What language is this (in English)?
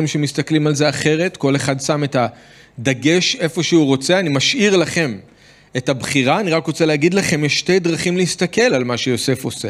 Hebrew